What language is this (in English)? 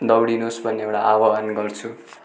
Nepali